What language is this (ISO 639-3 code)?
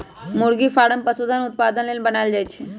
mag